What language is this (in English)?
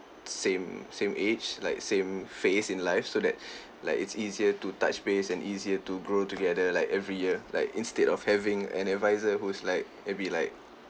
English